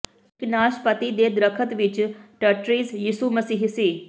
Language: Punjabi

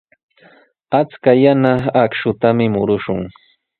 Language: Sihuas Ancash Quechua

